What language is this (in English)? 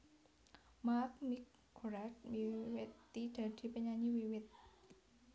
Javanese